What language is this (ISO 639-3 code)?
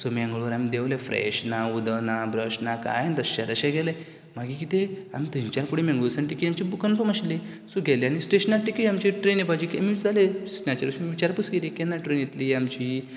kok